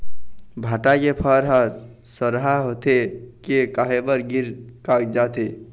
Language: Chhattisgarhi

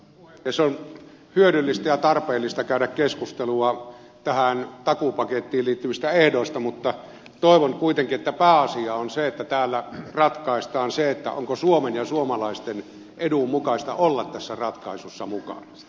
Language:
Finnish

